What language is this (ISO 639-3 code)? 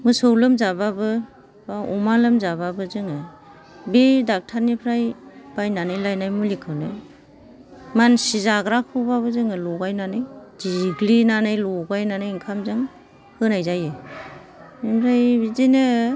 brx